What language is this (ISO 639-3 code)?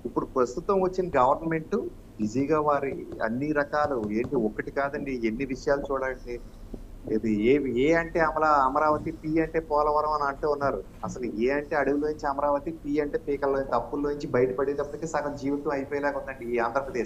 tel